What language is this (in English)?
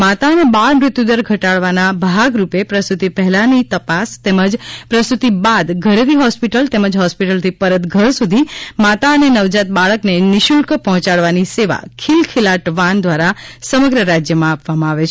Gujarati